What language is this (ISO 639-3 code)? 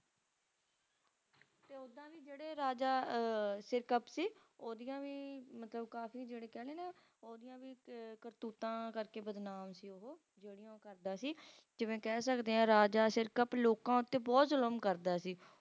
pan